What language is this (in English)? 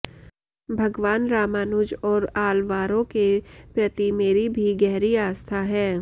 Sanskrit